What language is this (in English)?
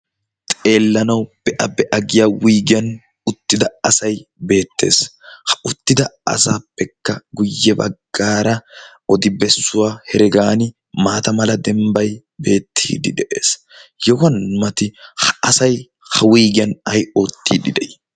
Wolaytta